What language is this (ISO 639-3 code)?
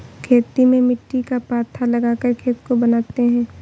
hin